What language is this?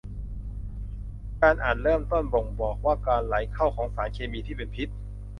Thai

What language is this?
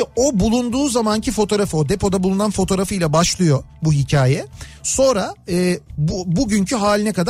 Turkish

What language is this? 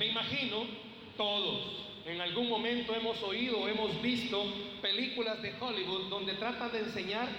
Spanish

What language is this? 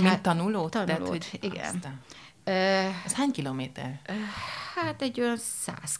Hungarian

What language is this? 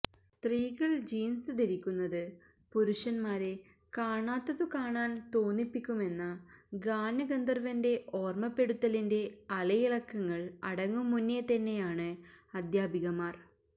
Malayalam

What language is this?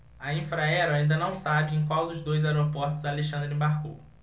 Portuguese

